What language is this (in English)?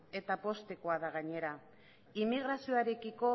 Basque